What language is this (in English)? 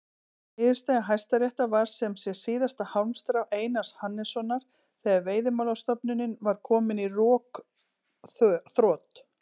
Icelandic